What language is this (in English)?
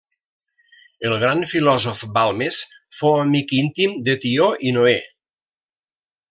Catalan